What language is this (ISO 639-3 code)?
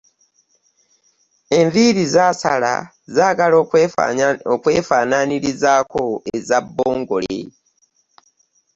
lug